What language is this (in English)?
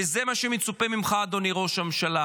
Hebrew